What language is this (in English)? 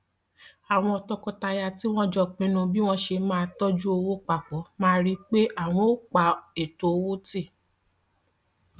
Yoruba